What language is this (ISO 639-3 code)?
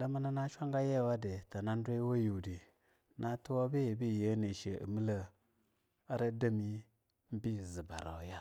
lnu